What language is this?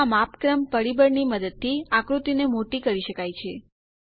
Gujarati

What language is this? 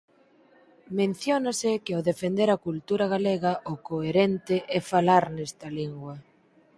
Galician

